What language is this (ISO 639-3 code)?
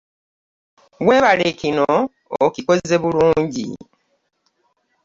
lug